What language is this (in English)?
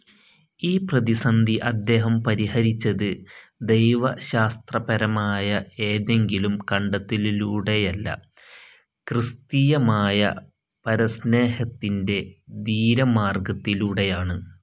Malayalam